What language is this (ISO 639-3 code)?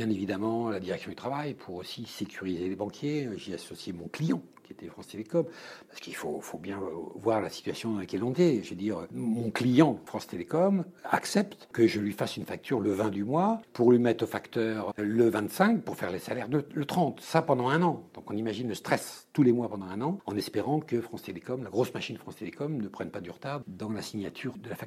fra